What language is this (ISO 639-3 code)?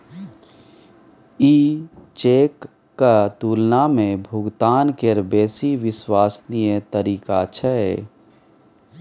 mai